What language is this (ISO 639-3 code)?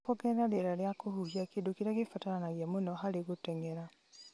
kik